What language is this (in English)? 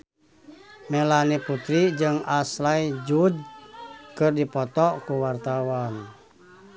Sundanese